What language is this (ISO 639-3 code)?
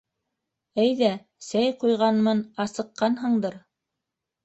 bak